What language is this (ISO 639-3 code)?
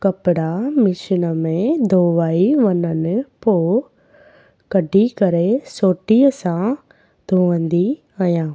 snd